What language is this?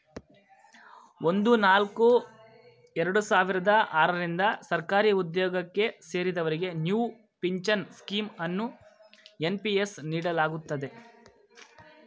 Kannada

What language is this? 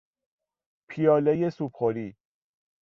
Persian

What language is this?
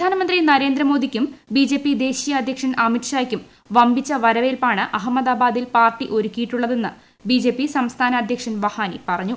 Malayalam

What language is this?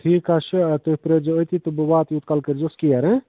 Kashmiri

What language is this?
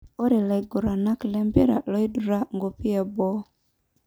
Masai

